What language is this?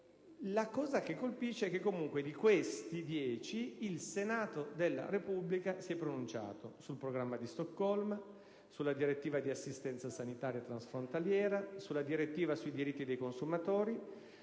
Italian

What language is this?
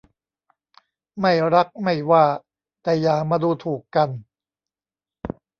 Thai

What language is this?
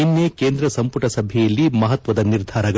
Kannada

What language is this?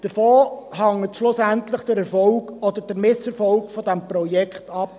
Swiss German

